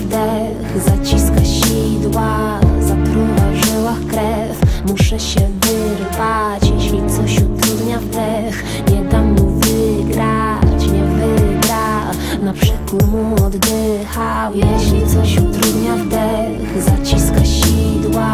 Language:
Polish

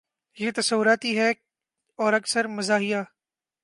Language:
Urdu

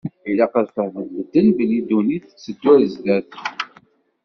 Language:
Kabyle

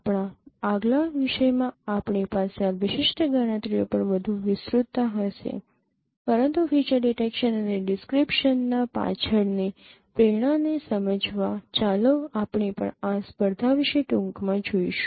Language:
Gujarati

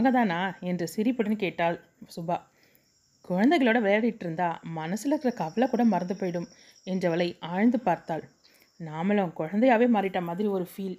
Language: Tamil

